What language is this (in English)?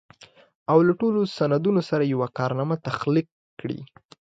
Pashto